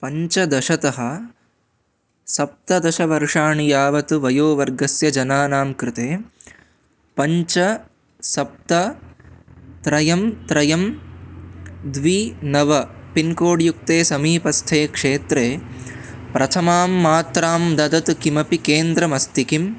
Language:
Sanskrit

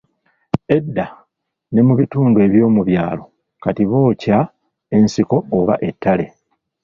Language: Ganda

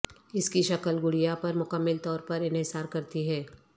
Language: Urdu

